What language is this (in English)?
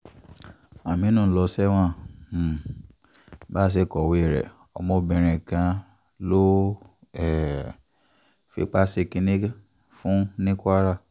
Yoruba